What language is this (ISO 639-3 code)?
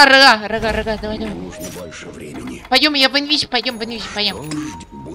rus